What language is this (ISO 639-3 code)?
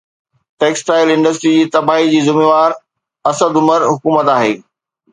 snd